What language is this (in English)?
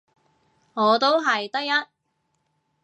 Cantonese